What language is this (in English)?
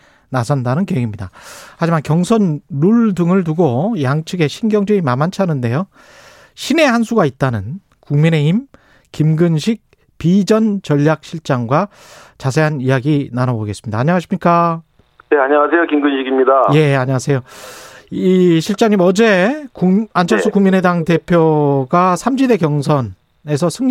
Korean